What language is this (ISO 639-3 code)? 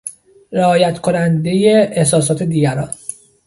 fas